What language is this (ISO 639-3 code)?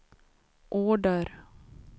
swe